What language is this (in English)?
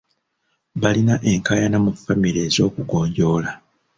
Ganda